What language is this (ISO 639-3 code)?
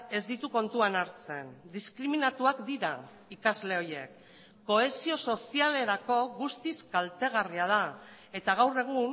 eus